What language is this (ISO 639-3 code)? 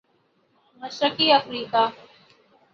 urd